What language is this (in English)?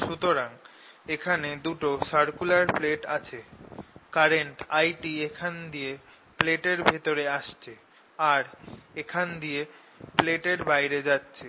Bangla